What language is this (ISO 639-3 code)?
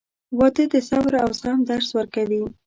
pus